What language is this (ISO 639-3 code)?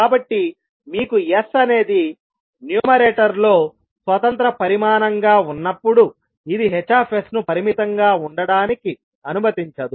tel